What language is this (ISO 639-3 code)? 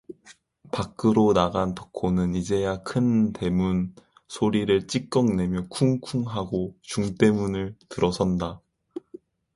kor